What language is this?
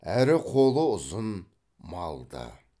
Kazakh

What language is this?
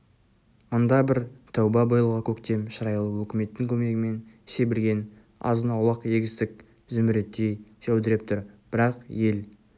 Kazakh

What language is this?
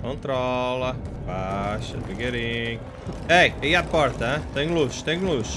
Portuguese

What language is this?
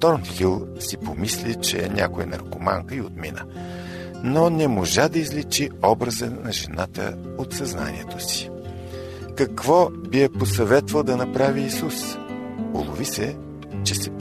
Bulgarian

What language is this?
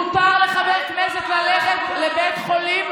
Hebrew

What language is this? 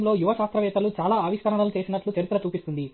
Telugu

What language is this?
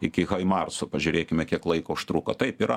Lithuanian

